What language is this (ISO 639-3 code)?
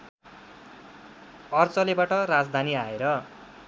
nep